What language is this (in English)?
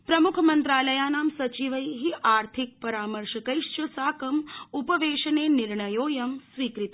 Sanskrit